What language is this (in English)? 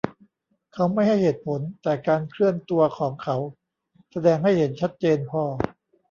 Thai